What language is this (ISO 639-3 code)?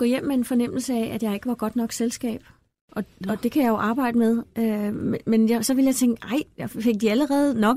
dan